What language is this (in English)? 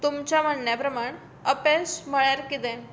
Konkani